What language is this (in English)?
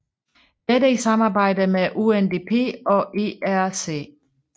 Danish